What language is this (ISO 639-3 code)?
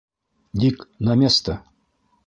bak